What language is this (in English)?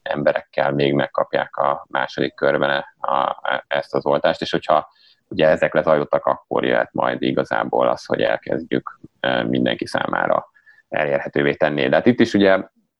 Hungarian